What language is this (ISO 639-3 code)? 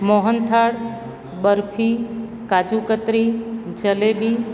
guj